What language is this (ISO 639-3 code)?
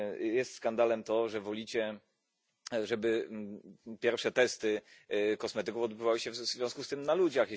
pol